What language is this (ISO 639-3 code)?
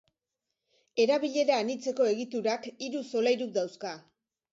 eus